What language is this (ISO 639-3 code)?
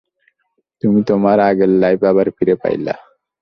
ben